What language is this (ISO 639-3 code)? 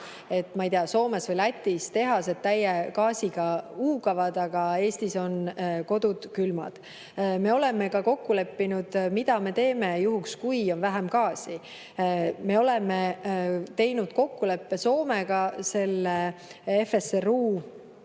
est